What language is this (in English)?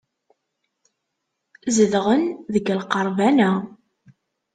Kabyle